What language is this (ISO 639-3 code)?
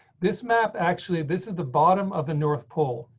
eng